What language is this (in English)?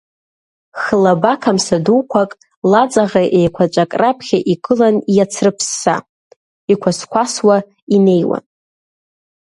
Abkhazian